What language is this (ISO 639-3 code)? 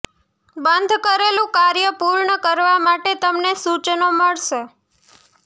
guj